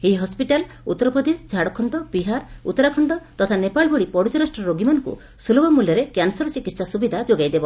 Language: Odia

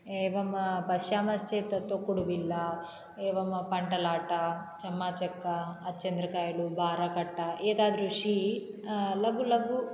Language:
Sanskrit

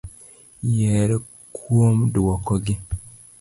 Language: Luo (Kenya and Tanzania)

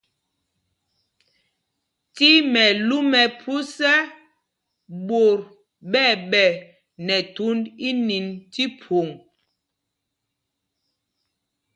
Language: Mpumpong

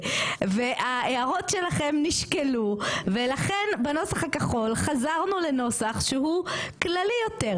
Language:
Hebrew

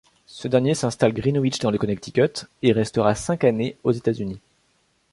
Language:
French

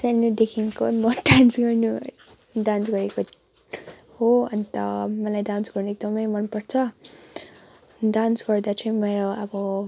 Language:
Nepali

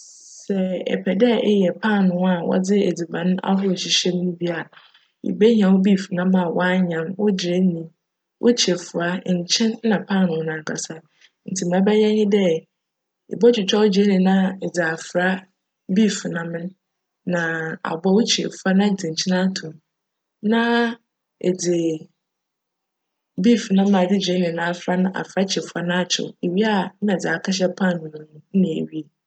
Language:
Akan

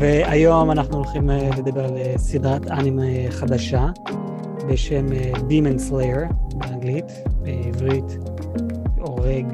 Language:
Hebrew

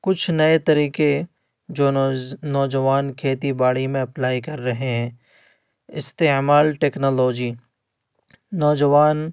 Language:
Urdu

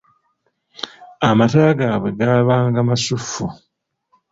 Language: Ganda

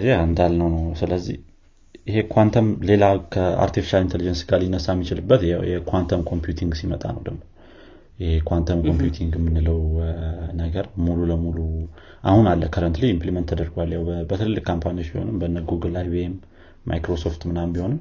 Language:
Amharic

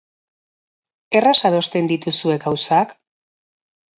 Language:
Basque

